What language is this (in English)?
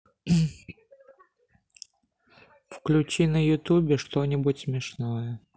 Russian